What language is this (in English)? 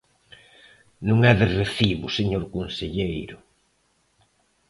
Galician